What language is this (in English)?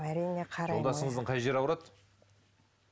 Kazakh